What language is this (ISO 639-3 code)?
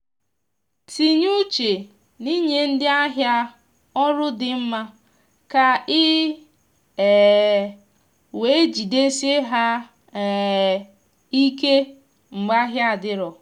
ibo